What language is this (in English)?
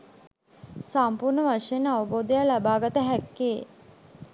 Sinhala